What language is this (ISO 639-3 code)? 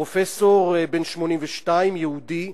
heb